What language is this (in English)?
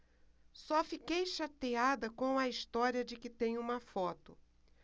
Portuguese